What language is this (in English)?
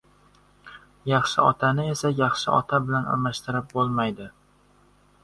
Uzbek